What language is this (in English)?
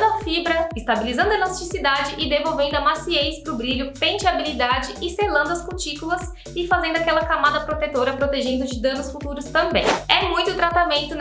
Portuguese